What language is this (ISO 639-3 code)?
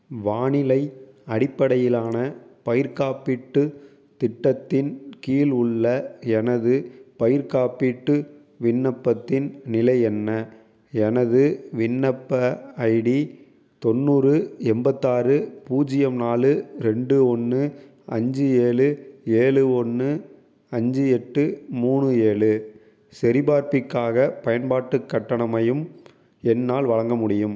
tam